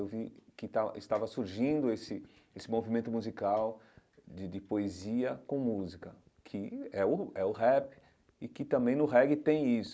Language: Portuguese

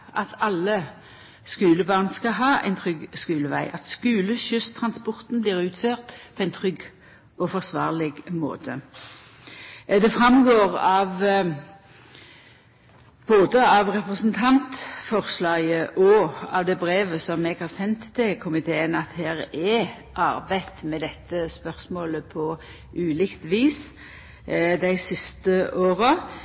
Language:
Norwegian Nynorsk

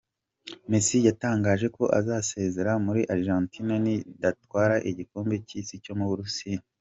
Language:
Kinyarwanda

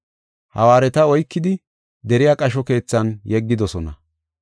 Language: Gofa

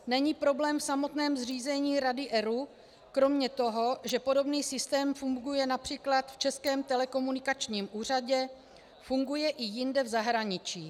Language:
Czech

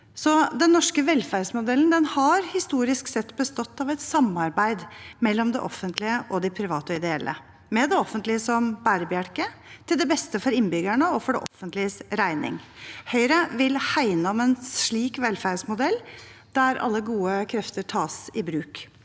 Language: Norwegian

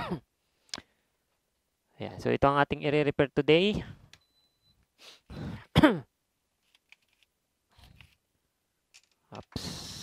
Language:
Filipino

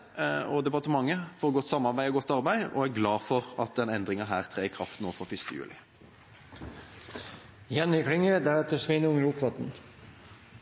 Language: Norwegian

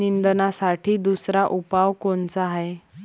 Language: Marathi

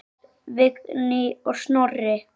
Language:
Icelandic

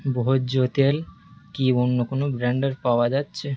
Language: Bangla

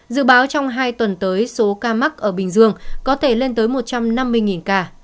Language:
Vietnamese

